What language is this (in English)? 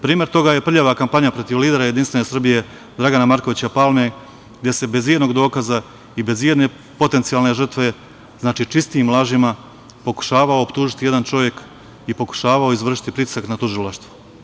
Serbian